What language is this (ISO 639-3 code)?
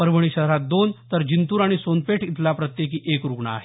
mar